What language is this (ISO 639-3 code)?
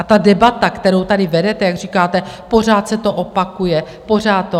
ces